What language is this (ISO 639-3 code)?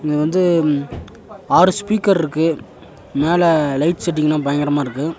tam